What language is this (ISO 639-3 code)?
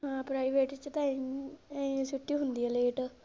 pan